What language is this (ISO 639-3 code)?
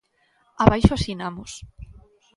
glg